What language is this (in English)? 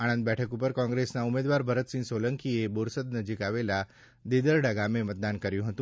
Gujarati